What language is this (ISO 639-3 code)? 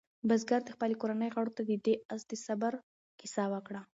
pus